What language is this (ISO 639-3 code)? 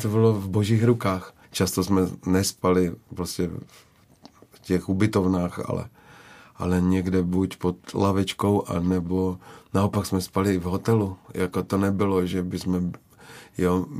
ces